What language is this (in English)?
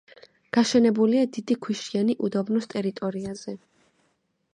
Georgian